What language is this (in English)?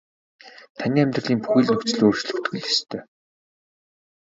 Mongolian